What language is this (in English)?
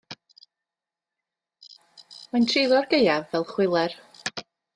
Welsh